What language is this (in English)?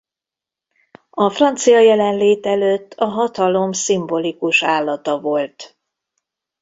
Hungarian